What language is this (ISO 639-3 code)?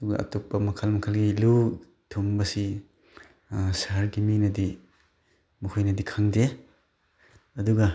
mni